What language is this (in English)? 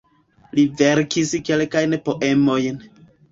Esperanto